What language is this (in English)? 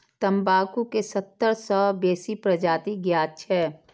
Maithili